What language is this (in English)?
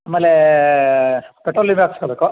Kannada